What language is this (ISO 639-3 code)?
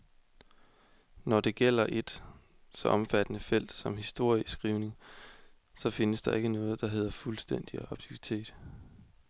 dan